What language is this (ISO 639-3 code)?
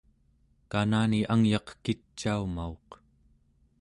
esu